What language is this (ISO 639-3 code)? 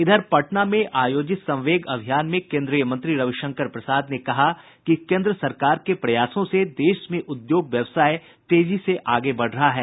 hin